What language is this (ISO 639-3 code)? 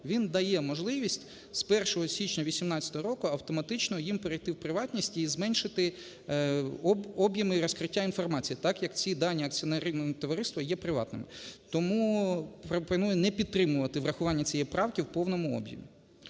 ukr